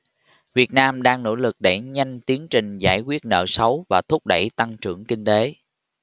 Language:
Vietnamese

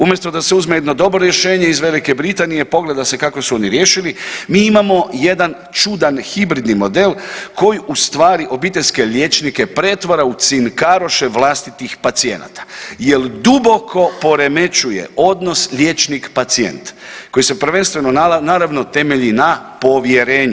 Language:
Croatian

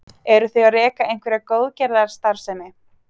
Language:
Icelandic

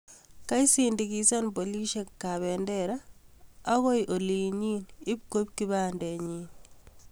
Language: Kalenjin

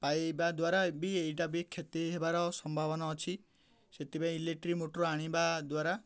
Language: Odia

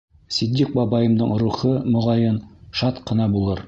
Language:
Bashkir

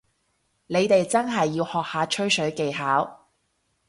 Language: Cantonese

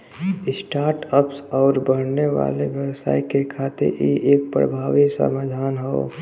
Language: Bhojpuri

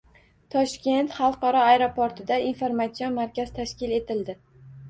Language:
Uzbek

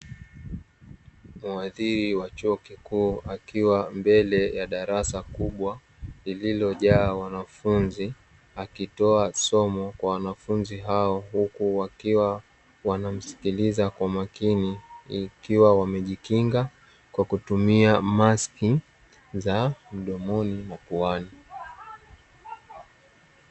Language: Swahili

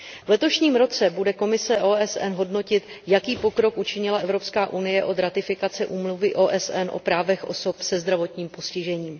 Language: Czech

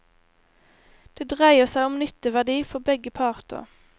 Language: Norwegian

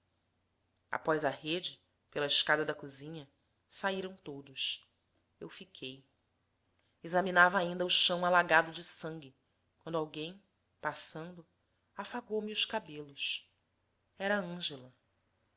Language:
Portuguese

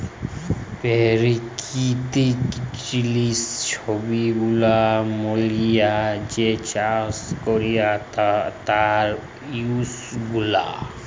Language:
Bangla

